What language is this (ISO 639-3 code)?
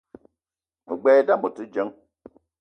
eto